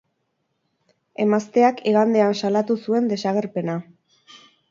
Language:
Basque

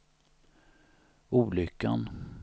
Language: Swedish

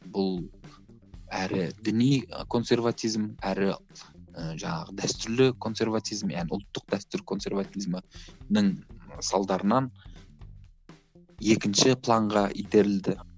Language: Kazakh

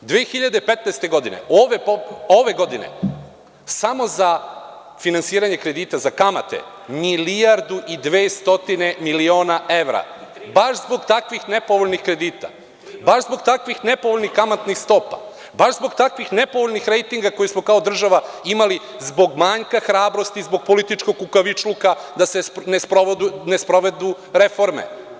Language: Serbian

